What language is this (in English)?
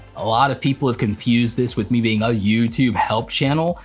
English